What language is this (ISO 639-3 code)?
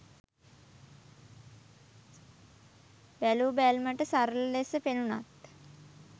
sin